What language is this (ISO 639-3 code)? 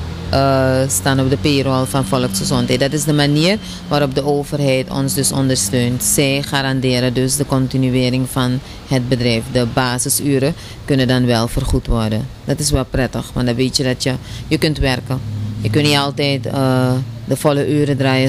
nld